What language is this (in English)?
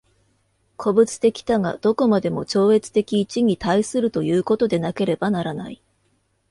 Japanese